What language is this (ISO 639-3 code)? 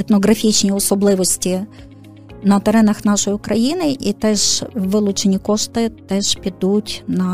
ukr